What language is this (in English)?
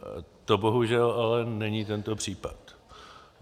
Czech